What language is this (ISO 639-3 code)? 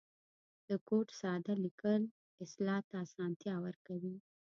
pus